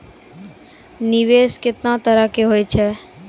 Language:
Maithili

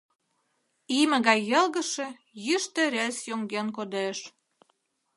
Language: Mari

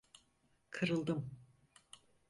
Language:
Turkish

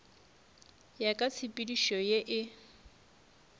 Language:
Northern Sotho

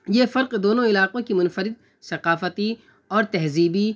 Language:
Urdu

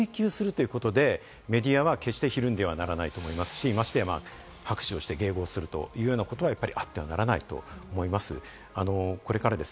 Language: Japanese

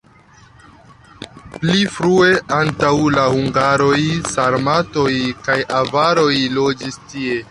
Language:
Esperanto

